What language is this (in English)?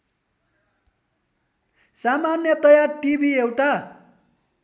Nepali